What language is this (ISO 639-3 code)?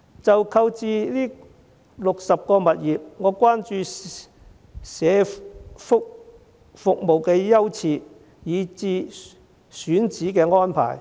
yue